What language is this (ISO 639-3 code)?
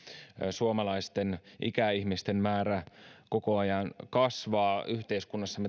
fin